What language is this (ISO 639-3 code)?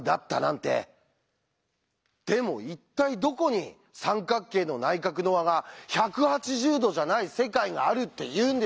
jpn